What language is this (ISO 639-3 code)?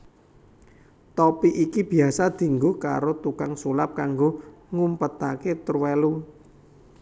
jav